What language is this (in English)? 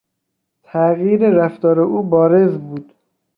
Persian